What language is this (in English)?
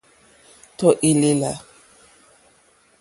Mokpwe